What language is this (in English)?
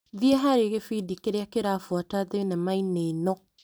Kikuyu